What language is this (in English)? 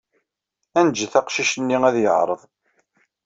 Kabyle